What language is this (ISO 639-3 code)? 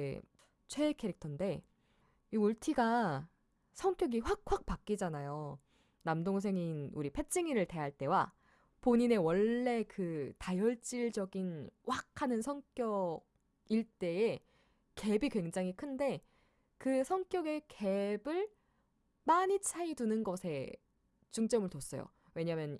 kor